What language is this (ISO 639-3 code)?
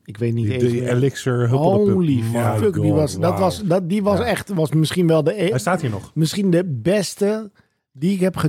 nld